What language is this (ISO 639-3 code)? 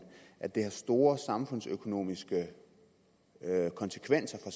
dan